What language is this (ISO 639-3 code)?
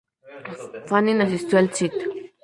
spa